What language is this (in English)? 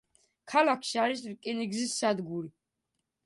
Georgian